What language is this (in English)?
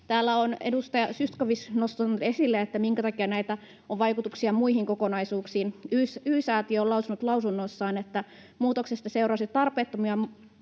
Finnish